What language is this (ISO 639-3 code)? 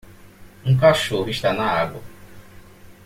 por